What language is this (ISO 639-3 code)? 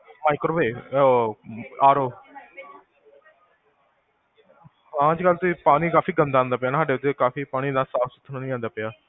pan